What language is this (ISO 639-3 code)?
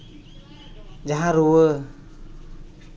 sat